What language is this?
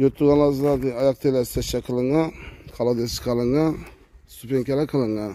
Turkish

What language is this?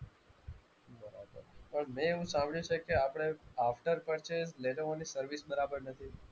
Gujarati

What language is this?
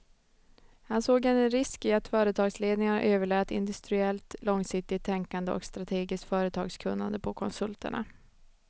Swedish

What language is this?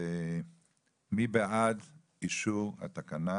Hebrew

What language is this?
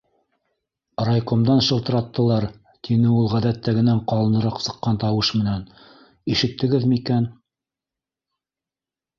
Bashkir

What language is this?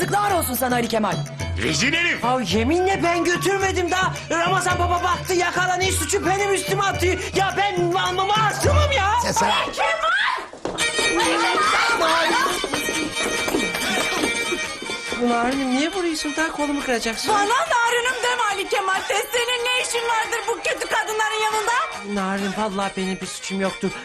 Turkish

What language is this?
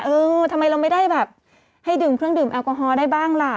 Thai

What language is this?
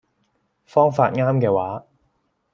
Cantonese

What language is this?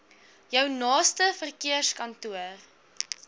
Afrikaans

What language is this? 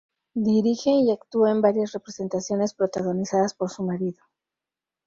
Spanish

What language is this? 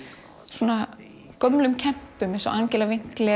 Icelandic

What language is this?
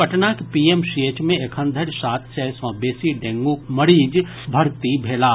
Maithili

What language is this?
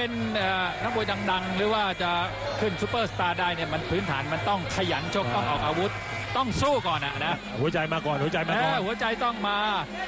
Thai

